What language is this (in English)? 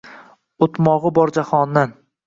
Uzbek